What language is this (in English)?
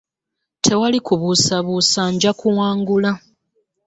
Ganda